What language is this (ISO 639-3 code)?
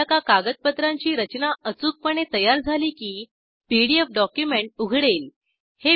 mar